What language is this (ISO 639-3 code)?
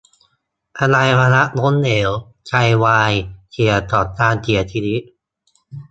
tha